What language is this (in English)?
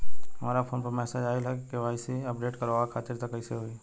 Bhojpuri